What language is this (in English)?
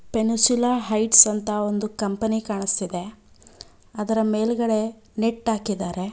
Kannada